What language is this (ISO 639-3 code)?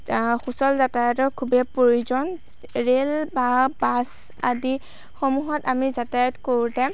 asm